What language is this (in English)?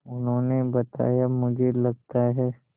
Hindi